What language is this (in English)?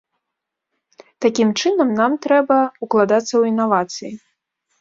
Belarusian